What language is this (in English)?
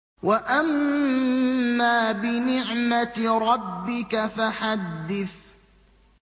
Arabic